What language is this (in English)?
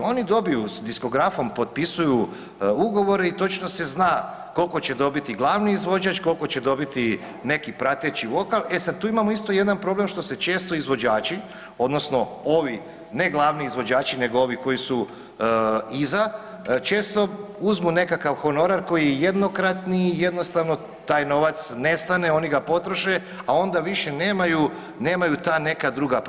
Croatian